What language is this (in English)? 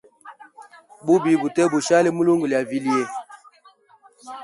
Hemba